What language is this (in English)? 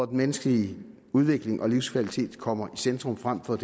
Danish